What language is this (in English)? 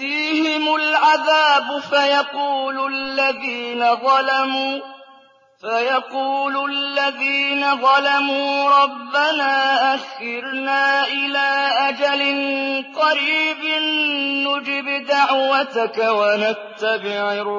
Arabic